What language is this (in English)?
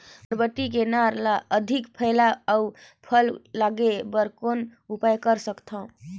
Chhattisgarhi